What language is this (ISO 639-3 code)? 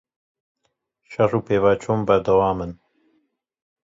kur